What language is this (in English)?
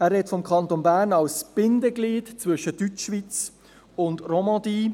Swiss German